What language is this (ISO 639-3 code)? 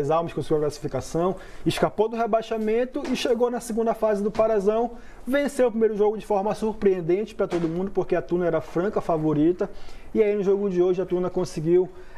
por